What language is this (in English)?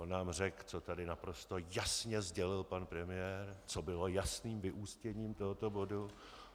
Czech